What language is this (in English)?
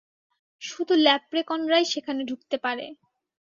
Bangla